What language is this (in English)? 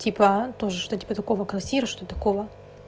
Russian